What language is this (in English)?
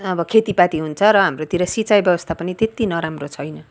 Nepali